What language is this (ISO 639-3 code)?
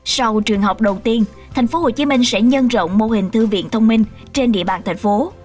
vie